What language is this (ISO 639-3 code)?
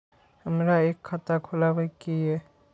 mai